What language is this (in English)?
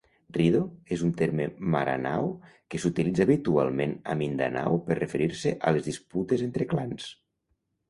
Catalan